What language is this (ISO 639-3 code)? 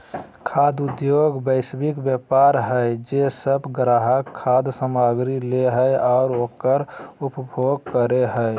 mag